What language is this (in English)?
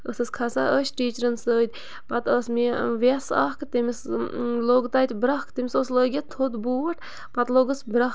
Kashmiri